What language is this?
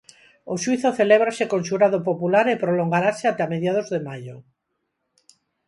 Galician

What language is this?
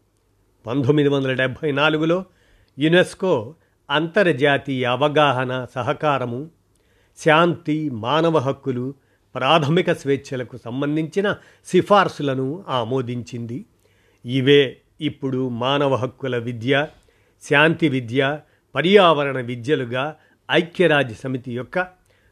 Telugu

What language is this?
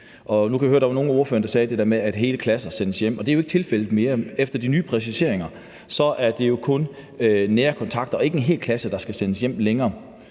Danish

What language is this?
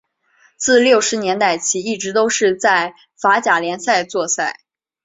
Chinese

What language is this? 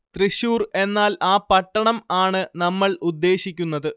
Malayalam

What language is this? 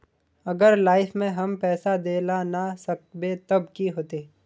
Magahi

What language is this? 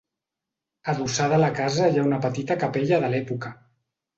Catalan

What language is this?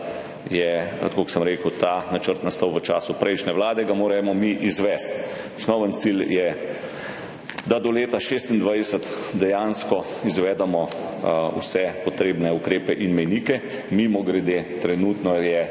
Slovenian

